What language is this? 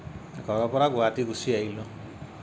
Assamese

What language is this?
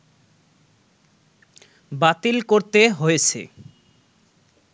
Bangla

